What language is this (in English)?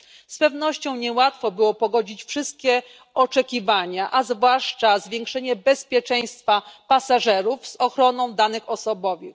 Polish